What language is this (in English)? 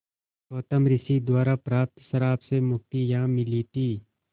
Hindi